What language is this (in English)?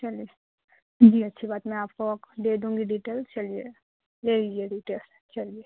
Urdu